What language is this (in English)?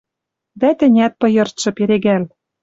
Western Mari